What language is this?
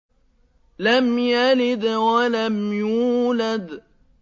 Arabic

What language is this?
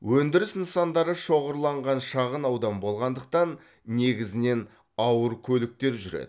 Kazakh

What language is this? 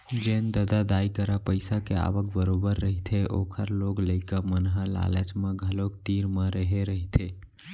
Chhattisgarhi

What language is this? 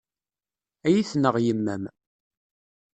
Kabyle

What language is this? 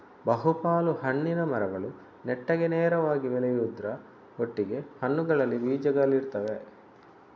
Kannada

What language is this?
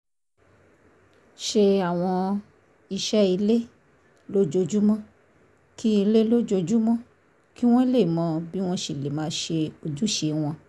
Yoruba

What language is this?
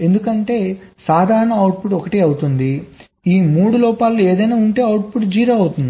Telugu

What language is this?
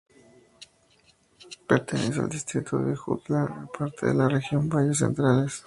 Spanish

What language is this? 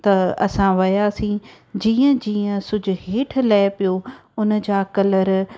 Sindhi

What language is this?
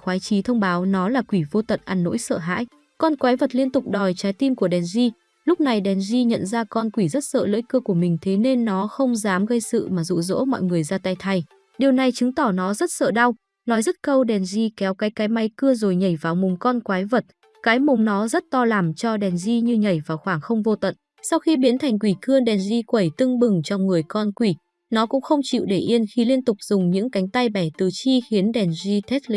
Vietnamese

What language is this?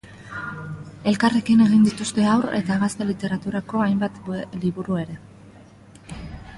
Basque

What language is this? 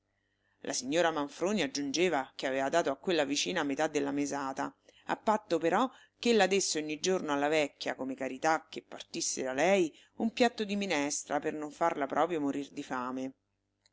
Italian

